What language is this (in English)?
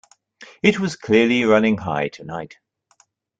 English